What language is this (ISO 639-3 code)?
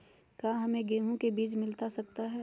mag